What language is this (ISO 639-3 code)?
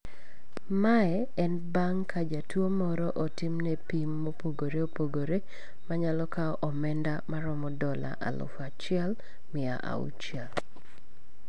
luo